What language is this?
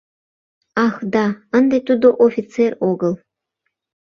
Mari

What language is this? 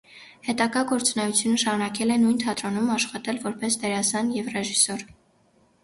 Armenian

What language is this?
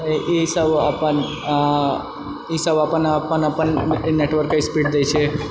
Maithili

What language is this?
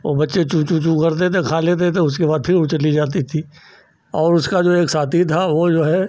Hindi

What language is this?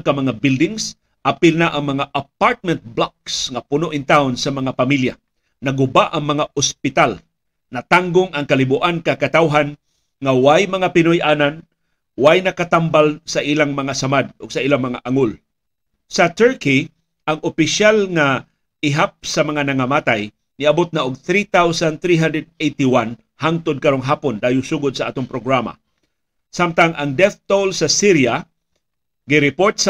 Filipino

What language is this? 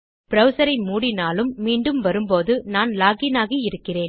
Tamil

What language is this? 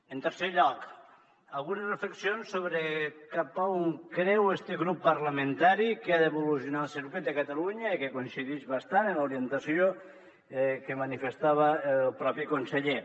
Catalan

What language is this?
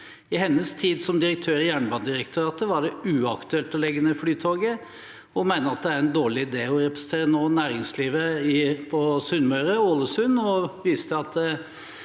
Norwegian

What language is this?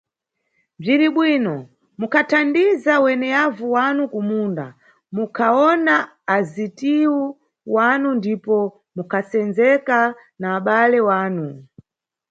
Nyungwe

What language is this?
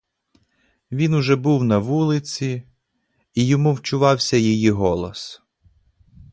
Ukrainian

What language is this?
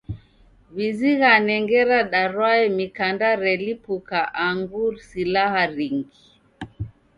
Taita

